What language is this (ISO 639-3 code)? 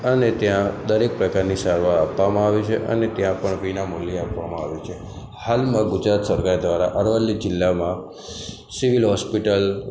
guj